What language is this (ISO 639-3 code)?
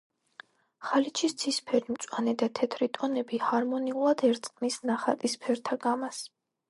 kat